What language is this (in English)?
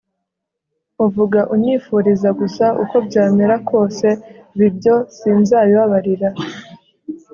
Kinyarwanda